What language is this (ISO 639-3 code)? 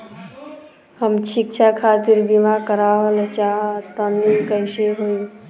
bho